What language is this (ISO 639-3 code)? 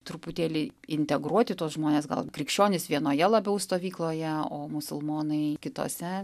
lit